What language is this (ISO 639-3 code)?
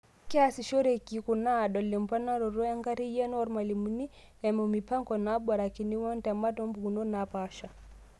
mas